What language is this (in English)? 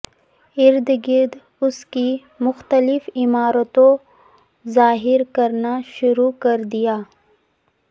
Urdu